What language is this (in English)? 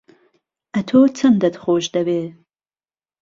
Central Kurdish